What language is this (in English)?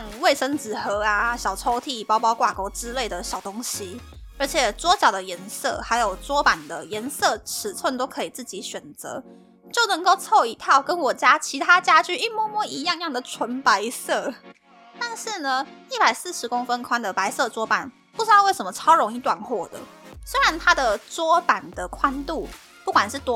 Chinese